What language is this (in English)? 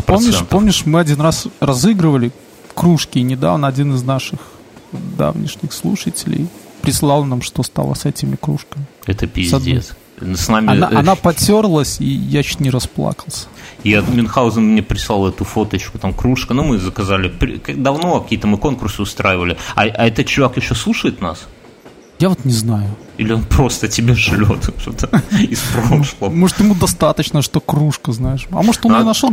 Russian